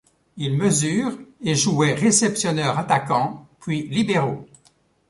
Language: French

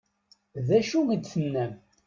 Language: Kabyle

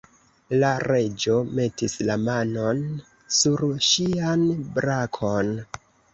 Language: Esperanto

